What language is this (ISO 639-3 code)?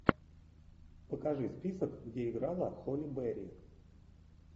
rus